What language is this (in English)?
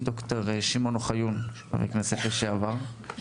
Hebrew